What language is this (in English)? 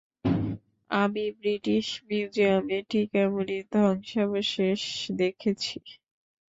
Bangla